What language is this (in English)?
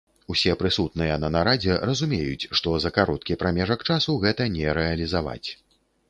Belarusian